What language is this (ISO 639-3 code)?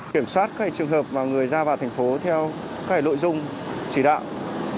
vie